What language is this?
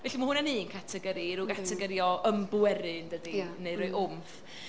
Welsh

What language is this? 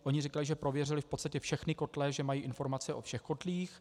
Czech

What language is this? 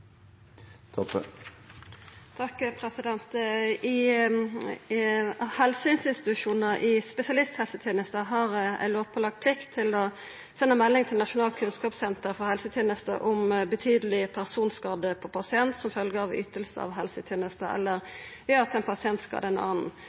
Norwegian Nynorsk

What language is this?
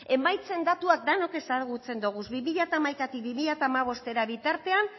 Basque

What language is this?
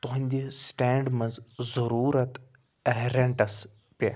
Kashmiri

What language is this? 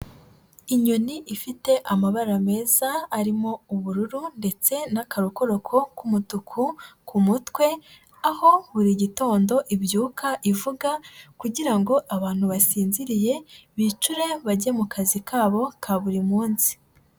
Kinyarwanda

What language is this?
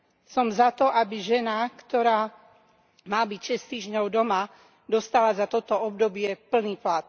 Slovak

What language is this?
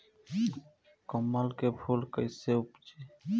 Bhojpuri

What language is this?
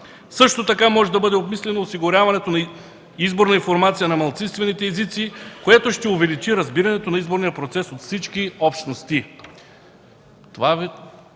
Bulgarian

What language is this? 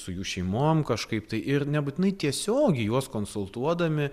Lithuanian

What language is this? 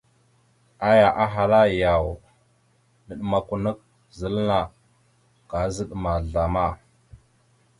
Mada (Cameroon)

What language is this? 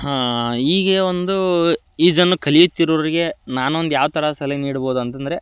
Kannada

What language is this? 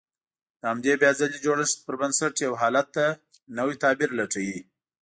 Pashto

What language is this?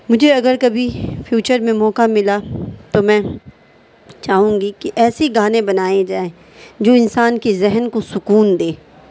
Urdu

